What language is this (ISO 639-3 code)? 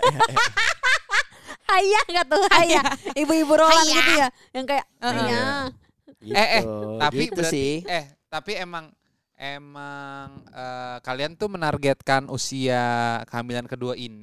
ind